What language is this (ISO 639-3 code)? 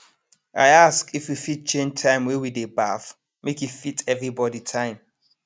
pcm